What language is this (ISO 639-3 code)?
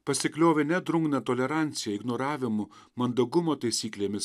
lit